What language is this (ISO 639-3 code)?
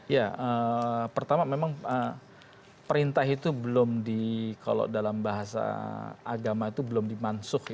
ind